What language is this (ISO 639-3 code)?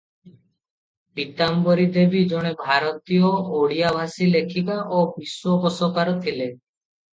ori